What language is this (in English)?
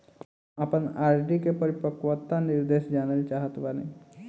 Bhojpuri